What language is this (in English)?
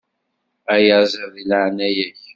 Kabyle